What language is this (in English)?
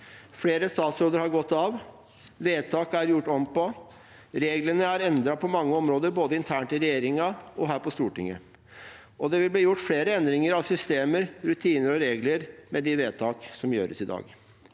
Norwegian